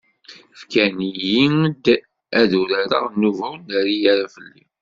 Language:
Kabyle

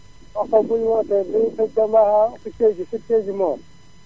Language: Wolof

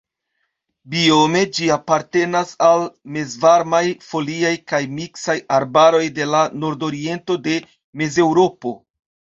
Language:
Esperanto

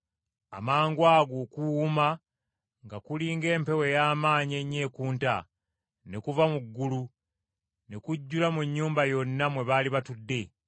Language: Ganda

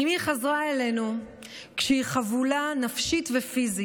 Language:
Hebrew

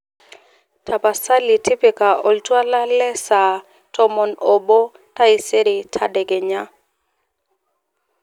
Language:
Masai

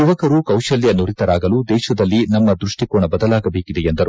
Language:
Kannada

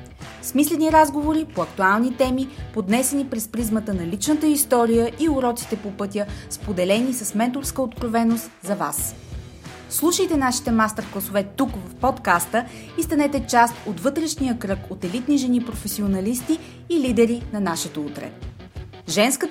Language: Bulgarian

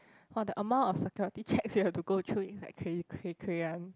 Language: English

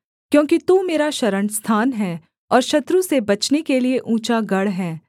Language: Hindi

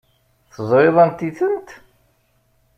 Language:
Kabyle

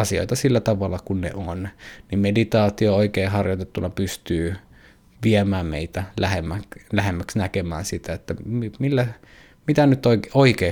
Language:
Finnish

